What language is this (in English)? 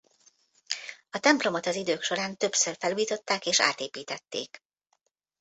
Hungarian